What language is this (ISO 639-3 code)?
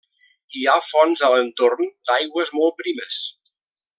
cat